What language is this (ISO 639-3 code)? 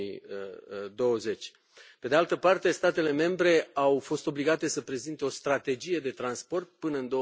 ron